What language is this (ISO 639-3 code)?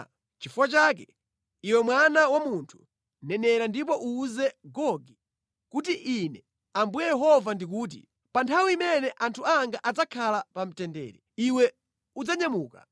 nya